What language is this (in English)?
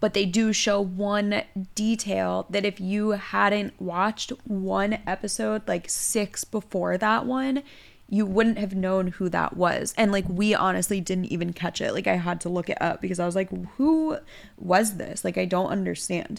English